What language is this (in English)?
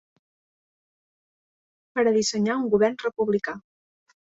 Catalan